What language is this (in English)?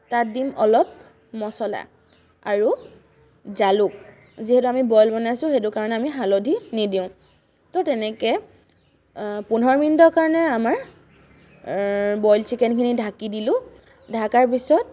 Assamese